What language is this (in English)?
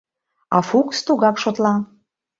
Mari